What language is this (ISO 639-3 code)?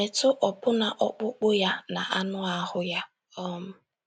ibo